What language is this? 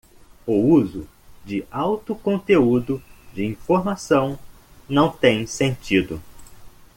Portuguese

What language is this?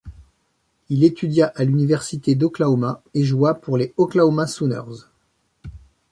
French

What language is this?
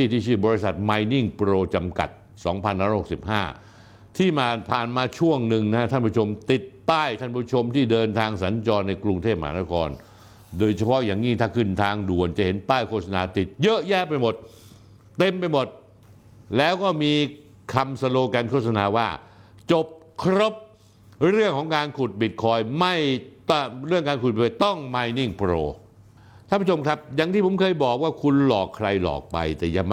Thai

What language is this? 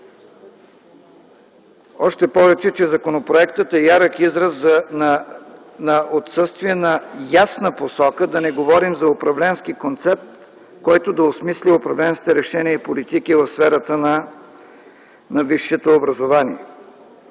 Bulgarian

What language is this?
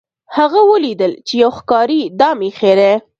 Pashto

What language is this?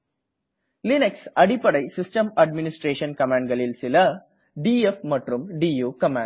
Tamil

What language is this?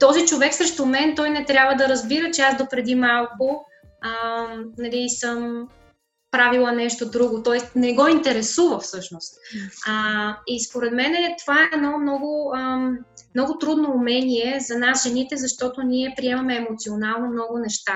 Bulgarian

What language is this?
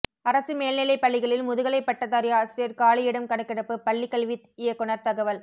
Tamil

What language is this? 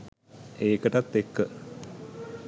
Sinhala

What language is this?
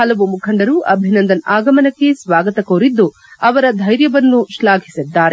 Kannada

